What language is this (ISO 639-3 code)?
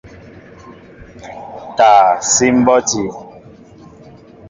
mbo